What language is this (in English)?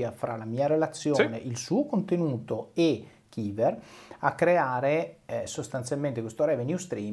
Italian